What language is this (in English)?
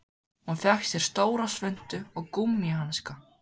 Icelandic